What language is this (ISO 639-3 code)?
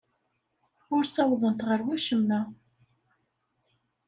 kab